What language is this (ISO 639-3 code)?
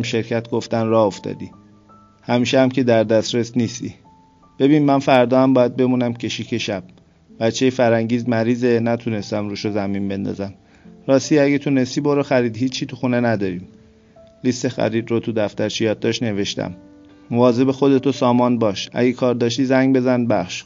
fas